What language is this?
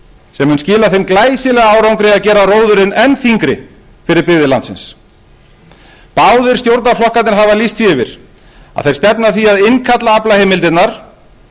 Icelandic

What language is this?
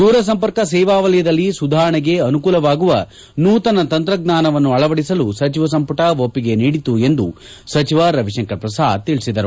Kannada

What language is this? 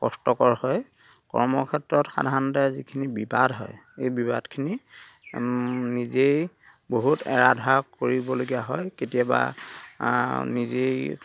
Assamese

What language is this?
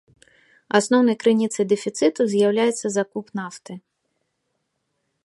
Belarusian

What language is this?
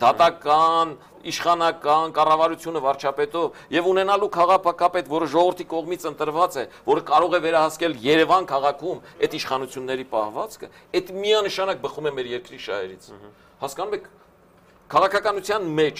Romanian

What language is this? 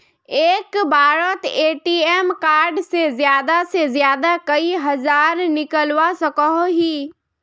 Magahi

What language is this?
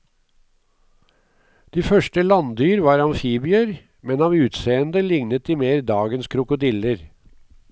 Norwegian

